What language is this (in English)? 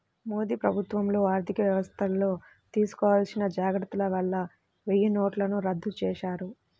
Telugu